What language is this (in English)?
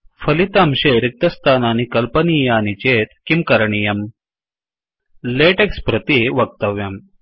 Sanskrit